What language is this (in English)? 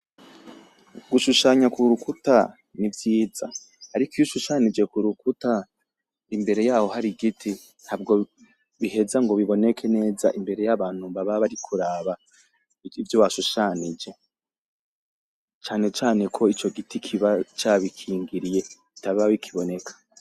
Rundi